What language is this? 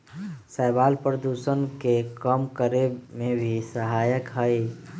Magahi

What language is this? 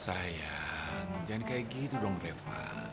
Indonesian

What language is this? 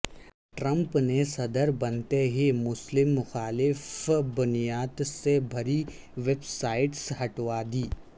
Urdu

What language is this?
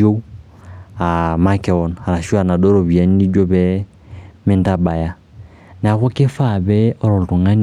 Masai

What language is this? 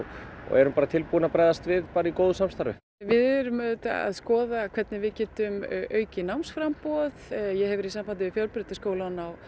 Icelandic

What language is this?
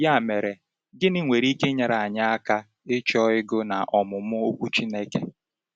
Igbo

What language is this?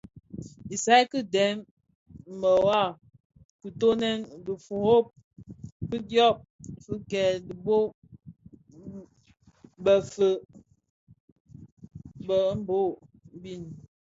Bafia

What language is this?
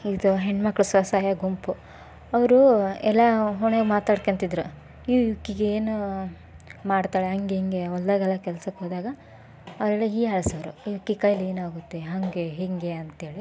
Kannada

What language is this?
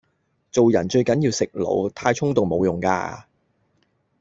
Cantonese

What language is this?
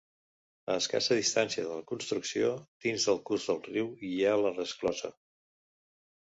Catalan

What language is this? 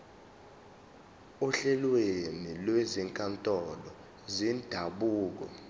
Zulu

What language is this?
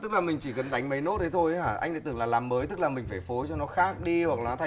Vietnamese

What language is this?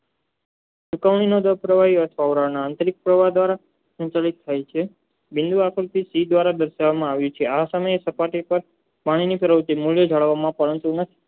Gujarati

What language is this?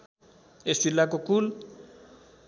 Nepali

